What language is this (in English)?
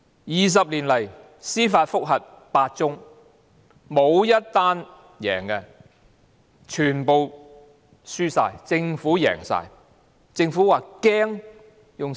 Cantonese